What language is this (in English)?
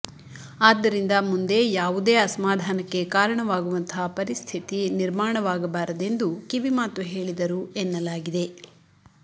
Kannada